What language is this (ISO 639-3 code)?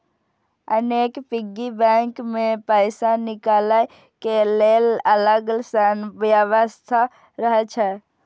mai